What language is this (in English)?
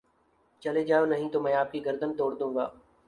Urdu